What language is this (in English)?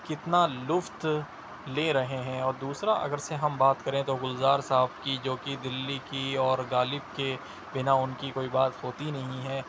Urdu